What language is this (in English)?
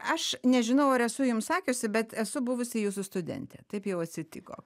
Lithuanian